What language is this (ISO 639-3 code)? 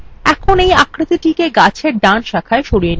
ben